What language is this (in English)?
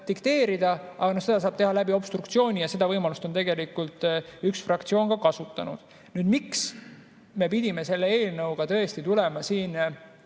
Estonian